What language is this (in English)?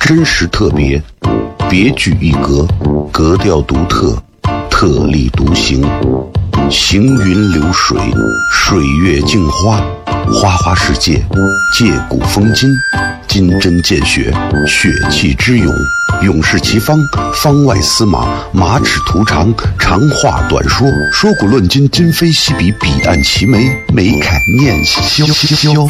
Chinese